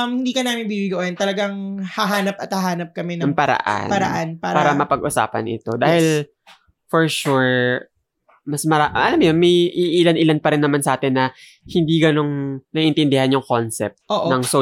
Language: Filipino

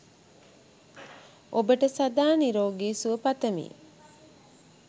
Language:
Sinhala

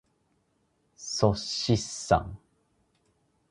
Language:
Japanese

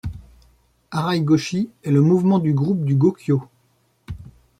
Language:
French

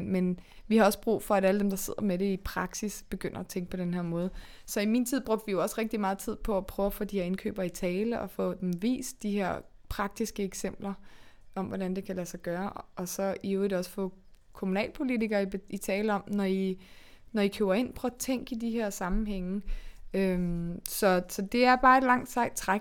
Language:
Danish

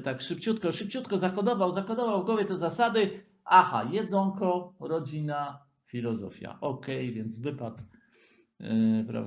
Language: Polish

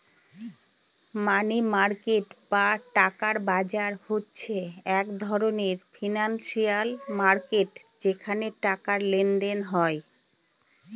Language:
Bangla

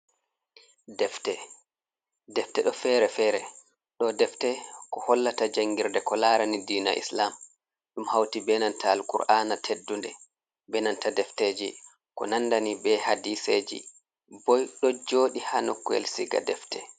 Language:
Fula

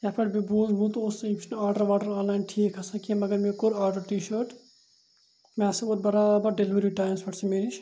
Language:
Kashmiri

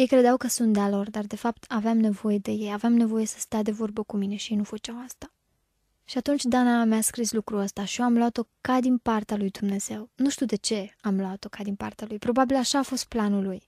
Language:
Romanian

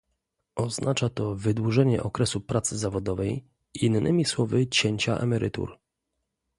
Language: Polish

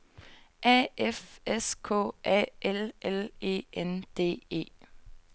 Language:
Danish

